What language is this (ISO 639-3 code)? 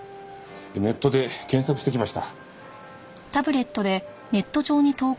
jpn